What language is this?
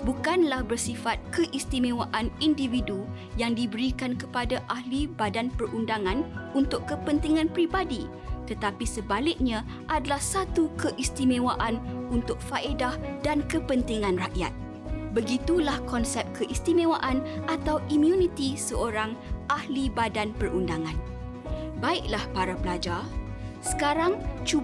Malay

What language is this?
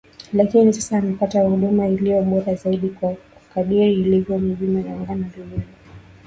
Swahili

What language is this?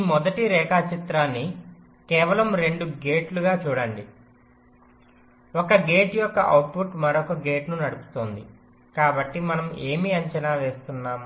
Telugu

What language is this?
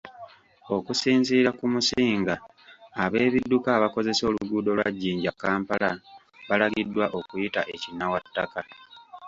Ganda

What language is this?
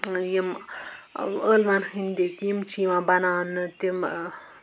Kashmiri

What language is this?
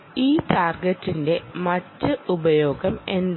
Malayalam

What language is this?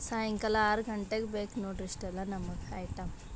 Kannada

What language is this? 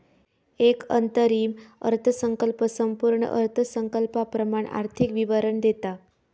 Marathi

